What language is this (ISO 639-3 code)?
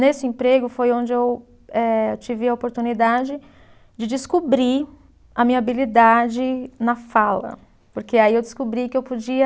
por